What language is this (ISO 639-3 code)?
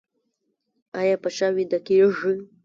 pus